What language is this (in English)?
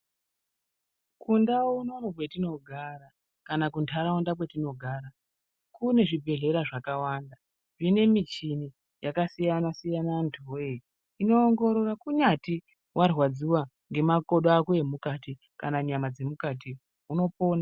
Ndau